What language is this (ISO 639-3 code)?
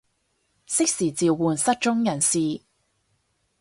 yue